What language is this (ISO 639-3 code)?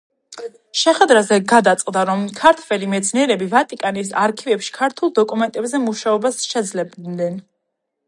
kat